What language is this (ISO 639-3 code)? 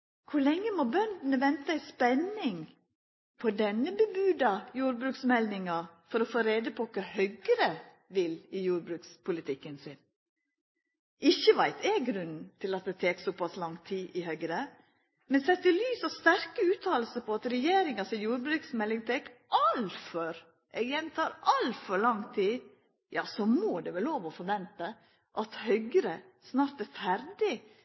nno